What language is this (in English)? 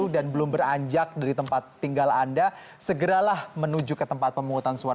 Indonesian